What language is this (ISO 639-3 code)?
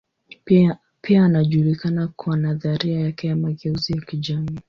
swa